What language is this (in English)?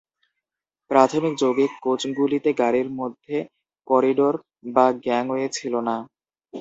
Bangla